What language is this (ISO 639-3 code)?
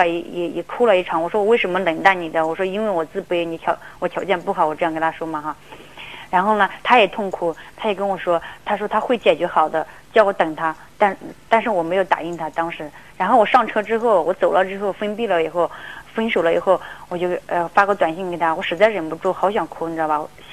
zho